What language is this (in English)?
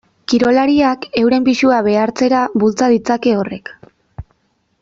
Basque